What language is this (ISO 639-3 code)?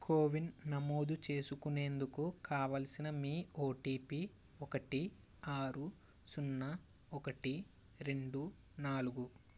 tel